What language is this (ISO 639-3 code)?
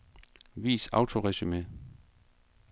dan